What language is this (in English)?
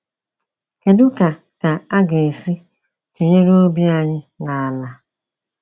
Igbo